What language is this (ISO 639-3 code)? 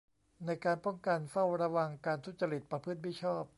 tha